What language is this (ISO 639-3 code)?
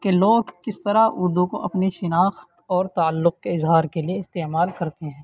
urd